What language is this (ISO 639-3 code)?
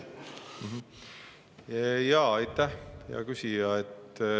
est